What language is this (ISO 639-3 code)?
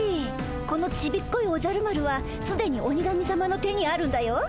jpn